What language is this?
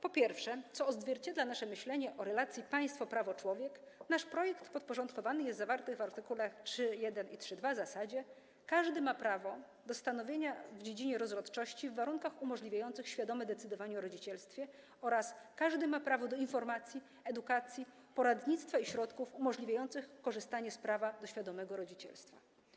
Polish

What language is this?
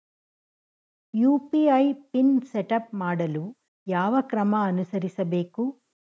Kannada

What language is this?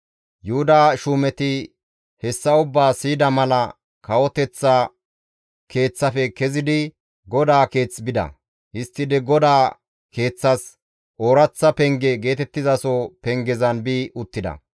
Gamo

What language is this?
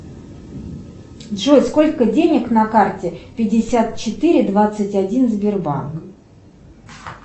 Russian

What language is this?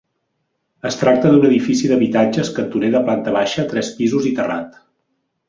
Catalan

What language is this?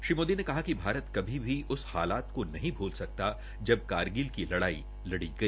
Hindi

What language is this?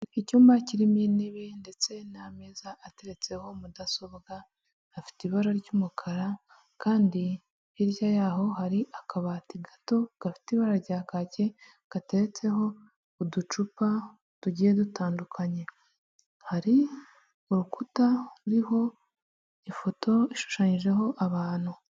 Kinyarwanda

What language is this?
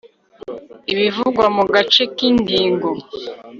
Kinyarwanda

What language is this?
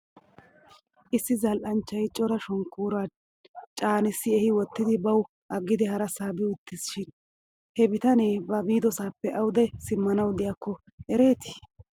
Wolaytta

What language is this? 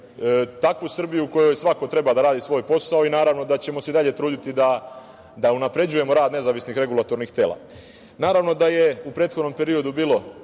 Serbian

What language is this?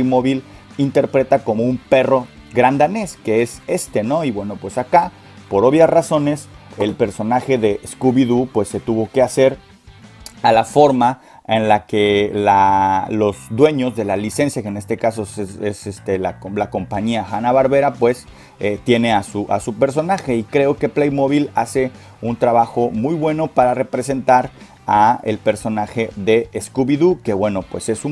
Spanish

